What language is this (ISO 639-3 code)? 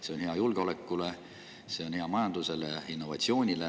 est